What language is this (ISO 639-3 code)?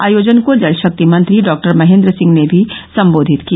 hin